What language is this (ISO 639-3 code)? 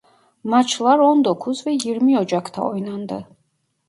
tur